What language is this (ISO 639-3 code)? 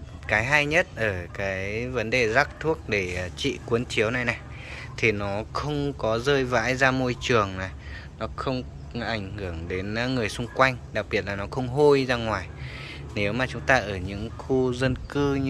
vie